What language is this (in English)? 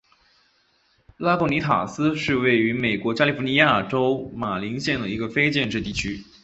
Chinese